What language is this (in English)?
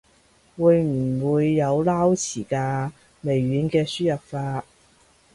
Cantonese